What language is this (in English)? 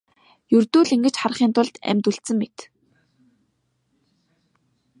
Mongolian